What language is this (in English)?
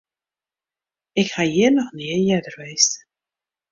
Western Frisian